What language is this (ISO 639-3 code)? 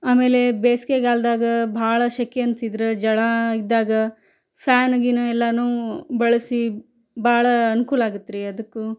kan